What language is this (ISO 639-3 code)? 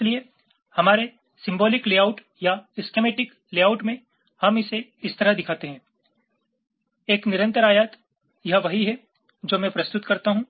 hin